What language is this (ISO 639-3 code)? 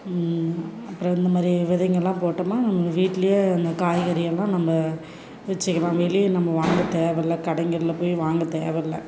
tam